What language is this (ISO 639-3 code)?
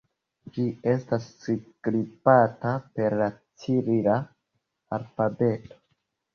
epo